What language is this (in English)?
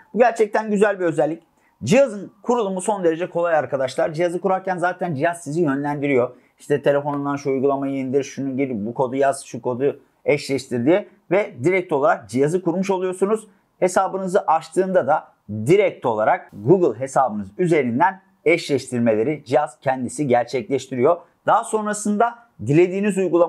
Turkish